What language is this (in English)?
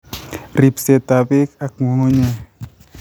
Kalenjin